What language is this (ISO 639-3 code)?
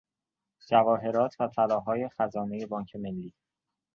fas